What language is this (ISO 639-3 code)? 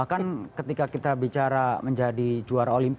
ind